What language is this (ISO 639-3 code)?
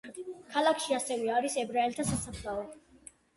kat